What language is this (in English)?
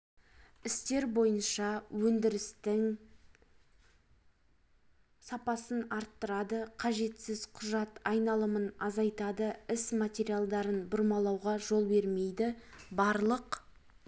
Kazakh